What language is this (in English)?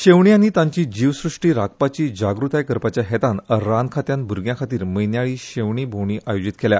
Konkani